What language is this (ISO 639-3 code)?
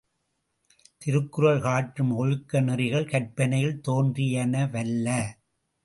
tam